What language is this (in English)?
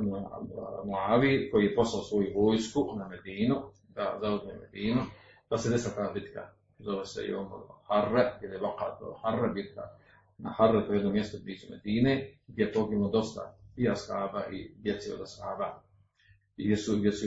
Croatian